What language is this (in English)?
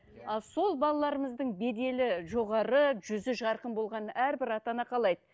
Kazakh